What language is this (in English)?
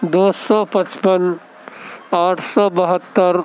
Urdu